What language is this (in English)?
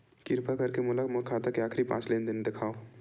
Chhattisgarhi